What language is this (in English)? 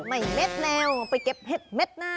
Thai